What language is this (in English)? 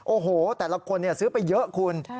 Thai